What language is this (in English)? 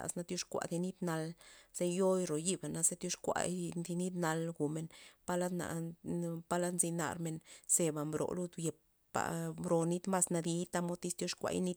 Loxicha Zapotec